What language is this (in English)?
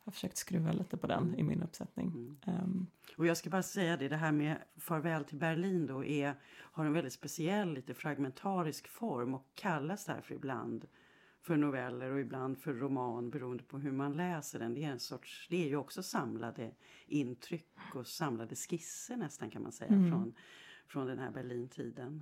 Swedish